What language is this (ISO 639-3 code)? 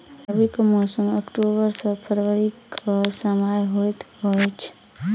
mai